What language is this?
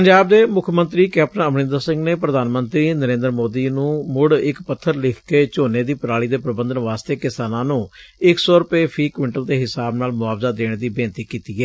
Punjabi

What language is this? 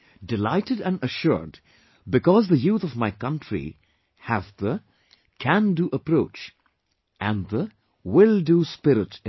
English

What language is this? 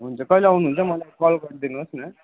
Nepali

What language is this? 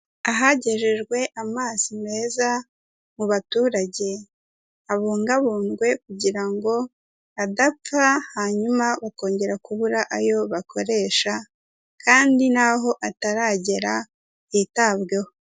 Kinyarwanda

